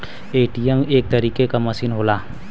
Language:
Bhojpuri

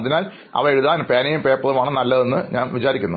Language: Malayalam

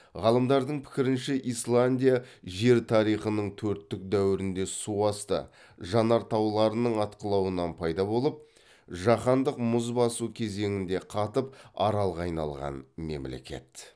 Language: Kazakh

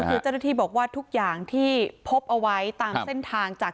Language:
Thai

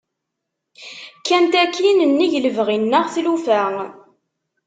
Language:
Kabyle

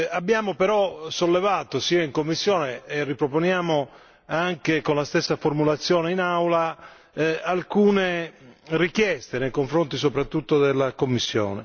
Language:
Italian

